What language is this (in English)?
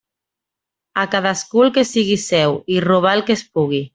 Catalan